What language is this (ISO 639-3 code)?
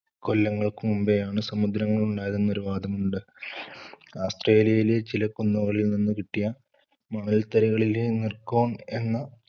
mal